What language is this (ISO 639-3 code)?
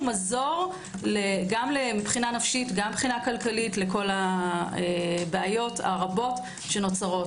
heb